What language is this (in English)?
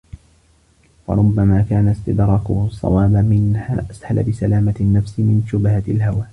Arabic